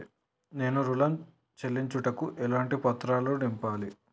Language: Telugu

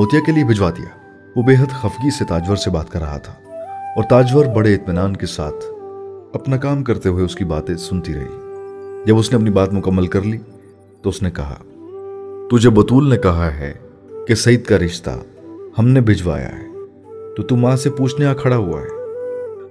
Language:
Urdu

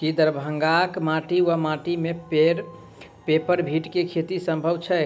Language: Maithili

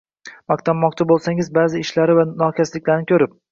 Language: Uzbek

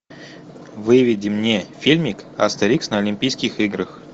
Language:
Russian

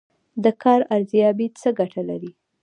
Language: Pashto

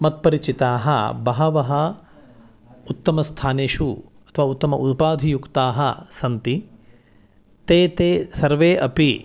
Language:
Sanskrit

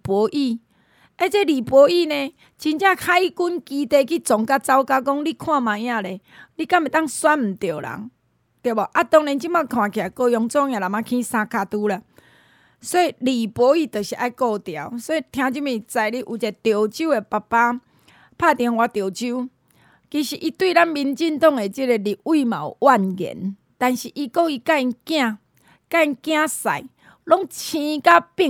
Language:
Chinese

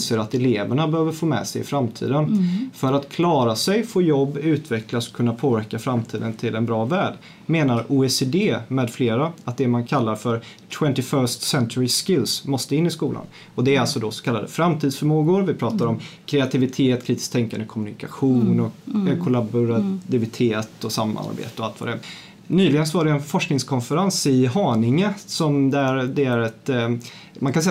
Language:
Swedish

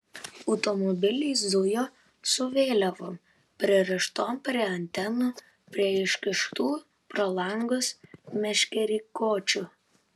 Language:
Lithuanian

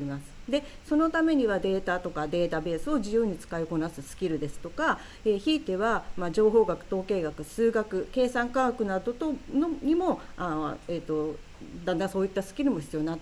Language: Japanese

